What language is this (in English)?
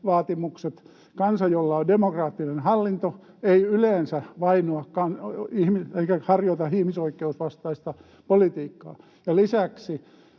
Finnish